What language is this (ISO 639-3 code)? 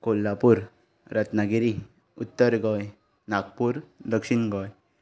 kok